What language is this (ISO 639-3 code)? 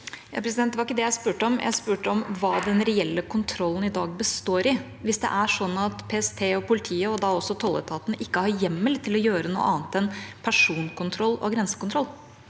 nor